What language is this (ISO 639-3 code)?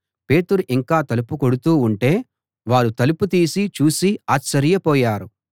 tel